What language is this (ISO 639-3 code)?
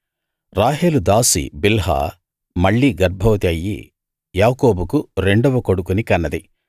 tel